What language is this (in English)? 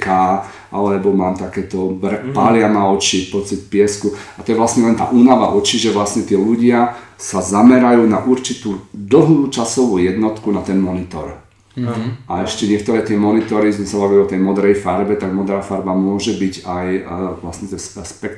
Slovak